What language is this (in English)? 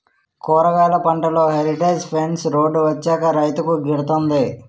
Telugu